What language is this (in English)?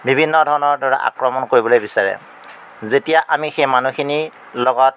Assamese